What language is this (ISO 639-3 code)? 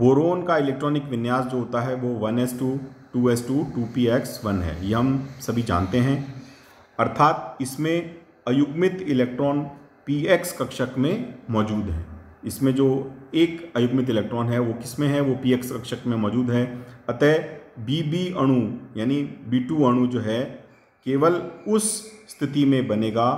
hin